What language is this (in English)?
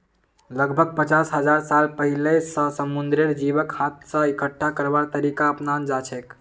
Magahi